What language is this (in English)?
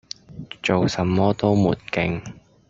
Cantonese